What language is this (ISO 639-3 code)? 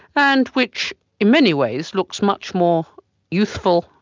eng